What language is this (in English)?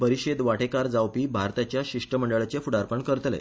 Konkani